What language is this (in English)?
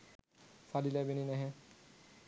Sinhala